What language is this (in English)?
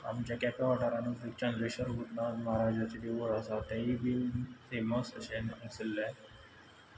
Konkani